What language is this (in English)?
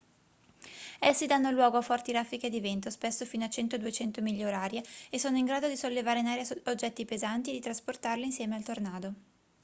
Italian